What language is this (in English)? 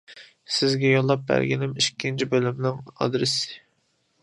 Uyghur